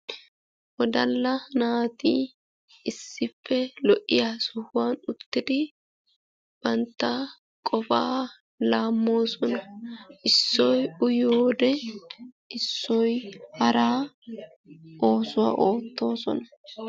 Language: Wolaytta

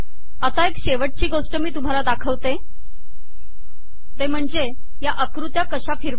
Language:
Marathi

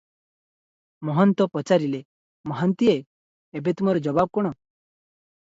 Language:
Odia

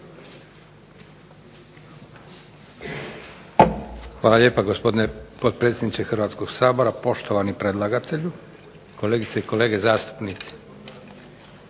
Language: Croatian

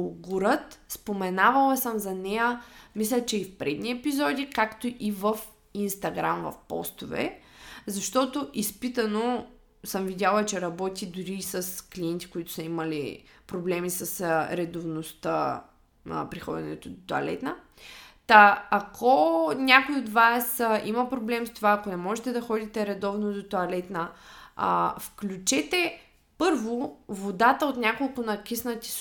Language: Bulgarian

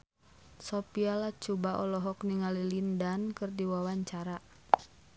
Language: Sundanese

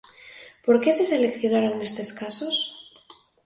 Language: Galician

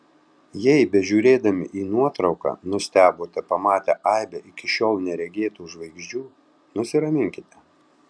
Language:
Lithuanian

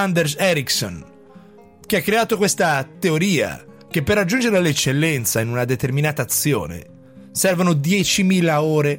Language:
Italian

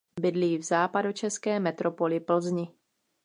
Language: Czech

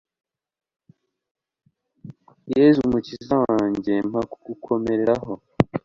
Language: Kinyarwanda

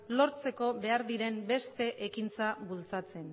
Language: Basque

